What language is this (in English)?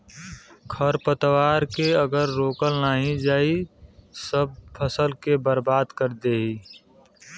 Bhojpuri